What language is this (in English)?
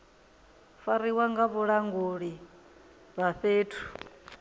Venda